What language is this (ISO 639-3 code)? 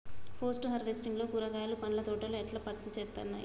tel